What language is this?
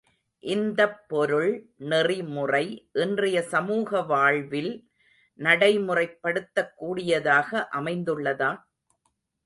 Tamil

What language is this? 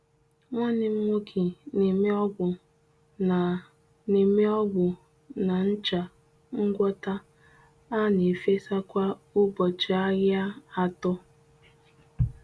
Igbo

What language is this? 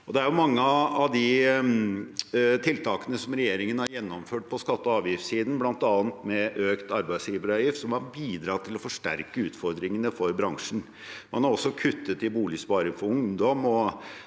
Norwegian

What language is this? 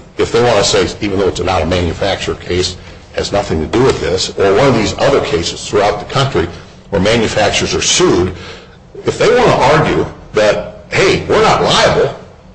English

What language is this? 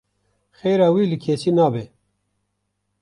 Kurdish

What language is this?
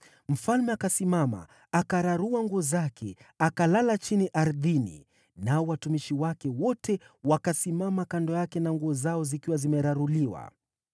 Swahili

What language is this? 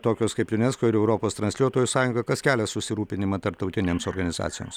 Lithuanian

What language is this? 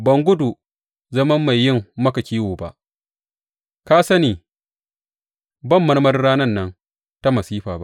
Hausa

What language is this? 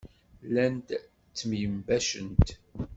Kabyle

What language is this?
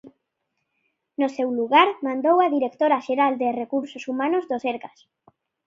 Galician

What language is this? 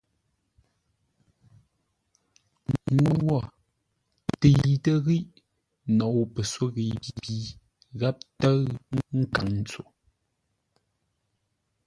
Ngombale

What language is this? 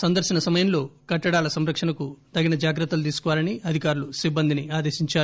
Telugu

